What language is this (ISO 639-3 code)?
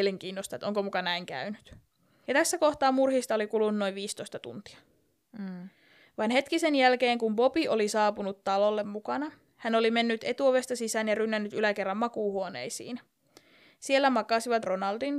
fin